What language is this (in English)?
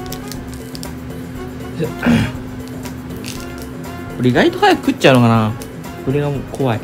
Japanese